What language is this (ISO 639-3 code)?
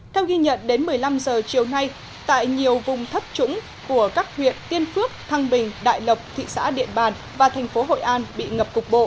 vie